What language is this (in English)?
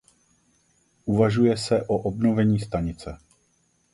Czech